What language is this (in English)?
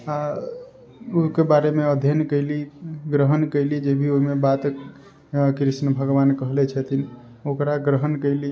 Maithili